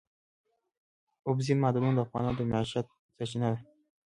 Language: Pashto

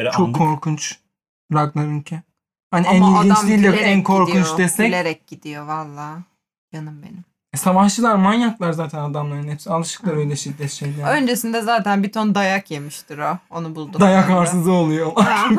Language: Turkish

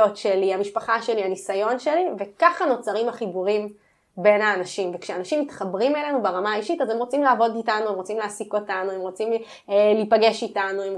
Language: Hebrew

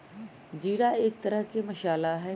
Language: Magahi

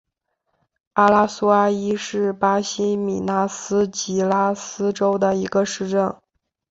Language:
Chinese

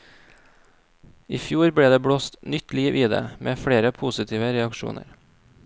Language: Norwegian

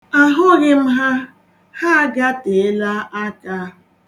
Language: Igbo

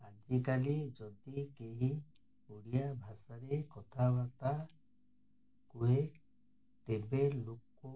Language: Odia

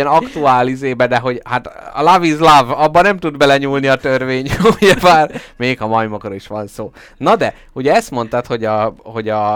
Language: Hungarian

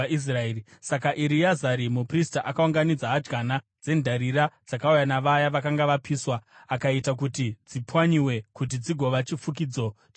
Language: Shona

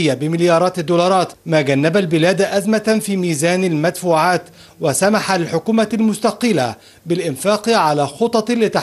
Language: Arabic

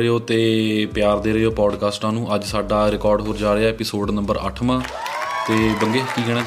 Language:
Punjabi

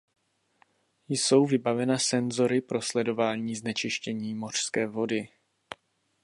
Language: Czech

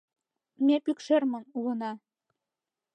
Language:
Mari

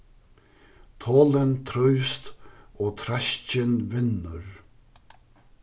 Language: Faroese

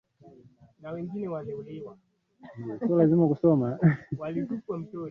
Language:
Swahili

